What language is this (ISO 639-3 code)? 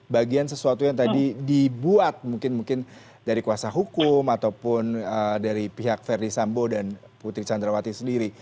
ind